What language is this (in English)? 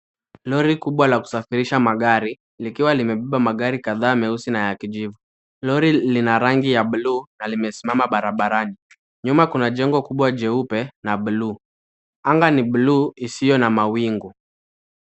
Swahili